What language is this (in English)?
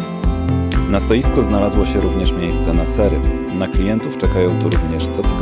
Polish